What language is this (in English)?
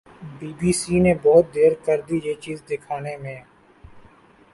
Urdu